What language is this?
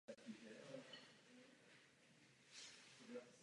Czech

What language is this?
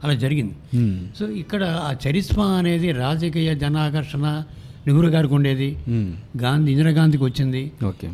Telugu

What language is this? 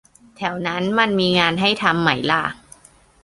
Thai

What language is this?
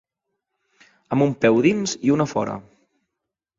Catalan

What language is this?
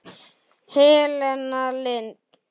Icelandic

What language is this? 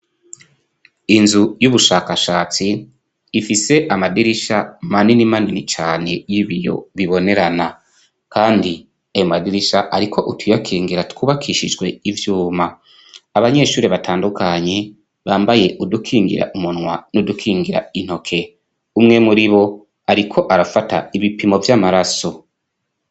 Rundi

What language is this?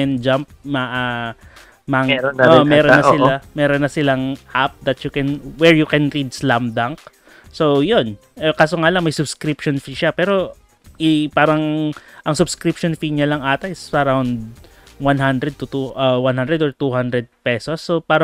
Filipino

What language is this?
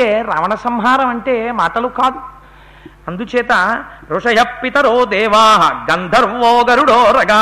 Telugu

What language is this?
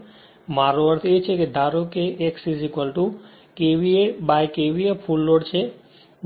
Gujarati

